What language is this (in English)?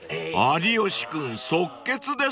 Japanese